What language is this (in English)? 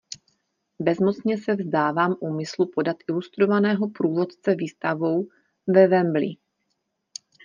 Czech